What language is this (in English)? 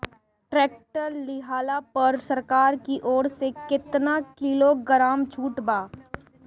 Bhojpuri